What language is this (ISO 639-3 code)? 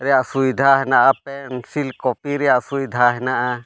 sat